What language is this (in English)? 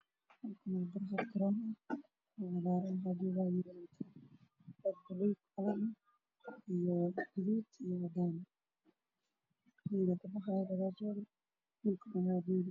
Somali